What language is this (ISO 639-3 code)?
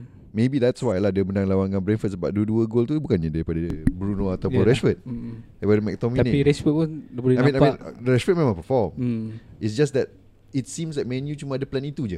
msa